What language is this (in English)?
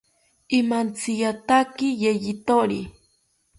South Ucayali Ashéninka